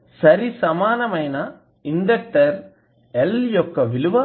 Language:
Telugu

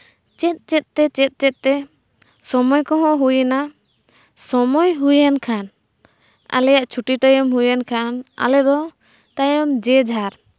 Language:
Santali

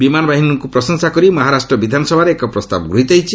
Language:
Odia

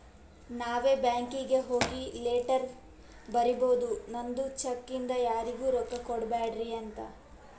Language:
Kannada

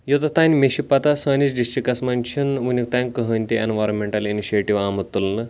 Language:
Kashmiri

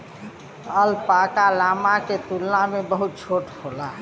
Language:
Bhojpuri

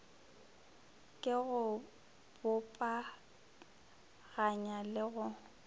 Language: Northern Sotho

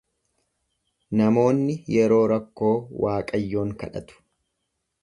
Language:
Oromo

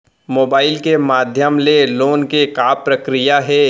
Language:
Chhattisgarhi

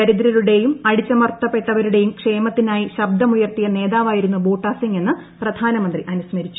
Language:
Malayalam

